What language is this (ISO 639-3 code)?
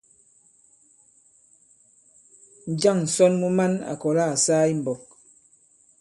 abb